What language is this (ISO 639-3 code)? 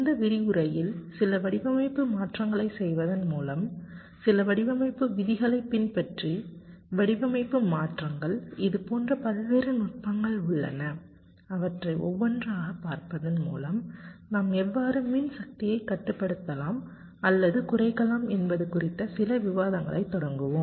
tam